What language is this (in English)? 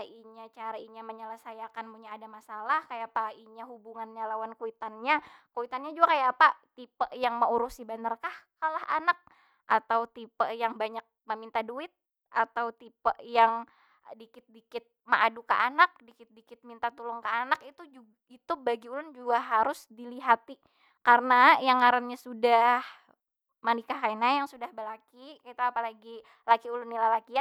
Banjar